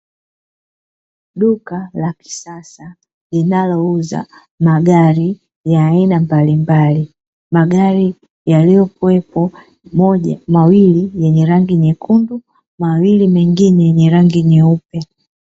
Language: Swahili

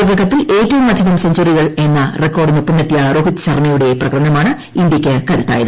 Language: Malayalam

